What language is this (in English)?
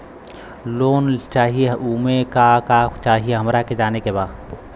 Bhojpuri